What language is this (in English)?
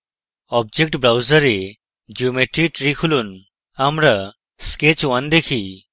Bangla